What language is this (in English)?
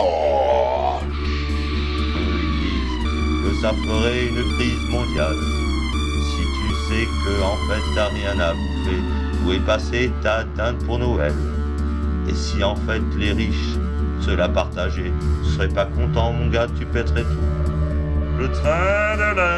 French